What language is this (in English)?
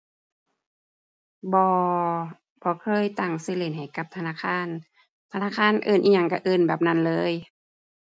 Thai